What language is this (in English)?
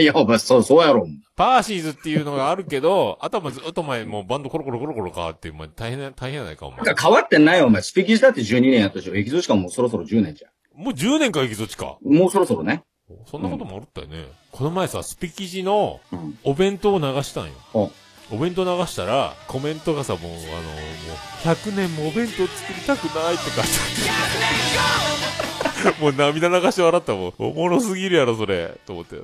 Japanese